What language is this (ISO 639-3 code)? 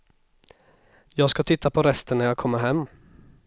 swe